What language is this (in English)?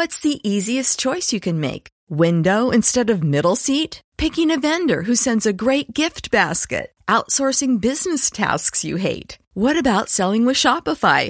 Spanish